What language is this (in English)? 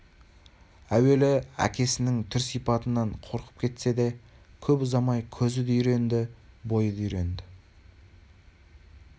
Kazakh